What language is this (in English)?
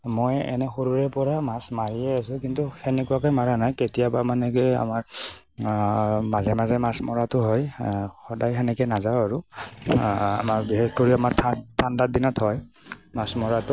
Assamese